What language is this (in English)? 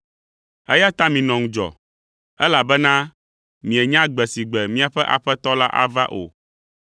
Ewe